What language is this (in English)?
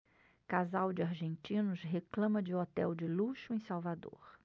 Portuguese